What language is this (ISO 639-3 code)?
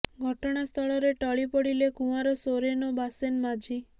ori